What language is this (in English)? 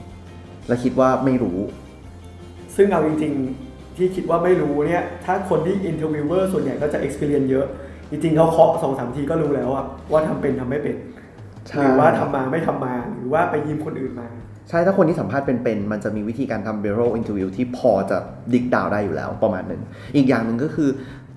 Thai